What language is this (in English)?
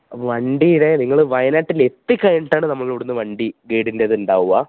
Malayalam